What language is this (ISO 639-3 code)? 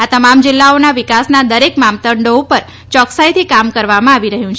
guj